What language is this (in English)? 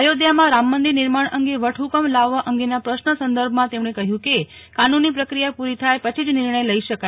Gujarati